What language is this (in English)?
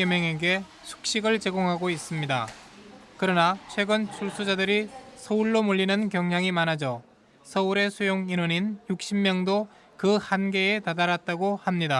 Korean